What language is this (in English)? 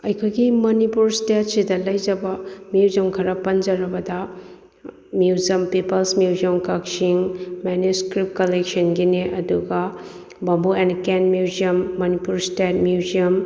Manipuri